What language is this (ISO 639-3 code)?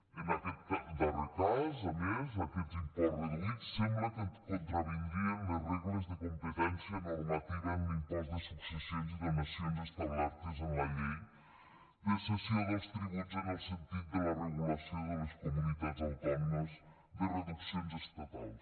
cat